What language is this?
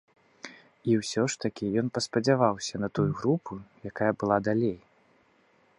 Belarusian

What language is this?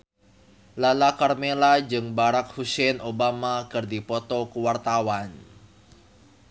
Sundanese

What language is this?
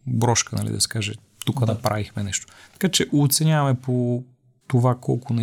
Bulgarian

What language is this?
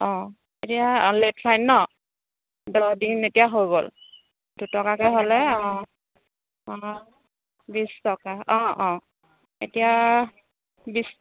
Assamese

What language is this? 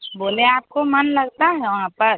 Hindi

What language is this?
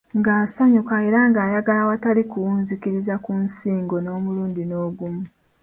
Ganda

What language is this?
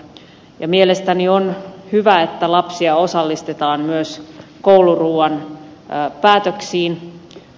Finnish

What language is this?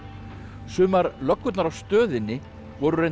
Icelandic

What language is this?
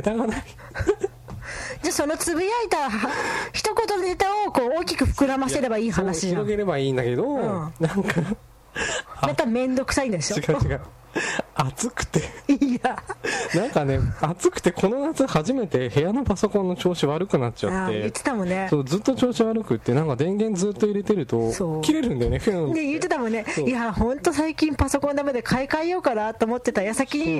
Japanese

